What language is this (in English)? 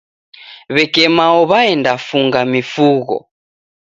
Taita